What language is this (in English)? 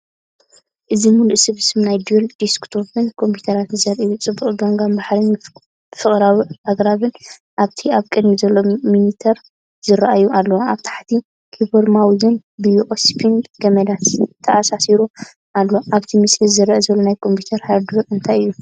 Tigrinya